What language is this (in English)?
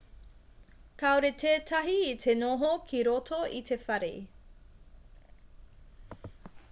Māori